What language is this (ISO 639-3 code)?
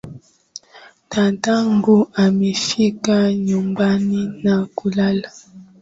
swa